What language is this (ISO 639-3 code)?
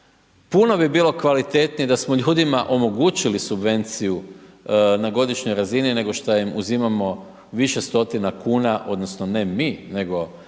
hrv